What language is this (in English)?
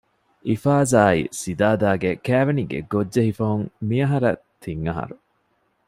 Divehi